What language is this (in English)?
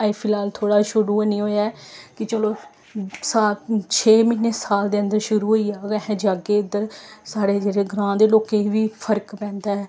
Dogri